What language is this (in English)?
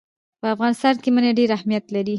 Pashto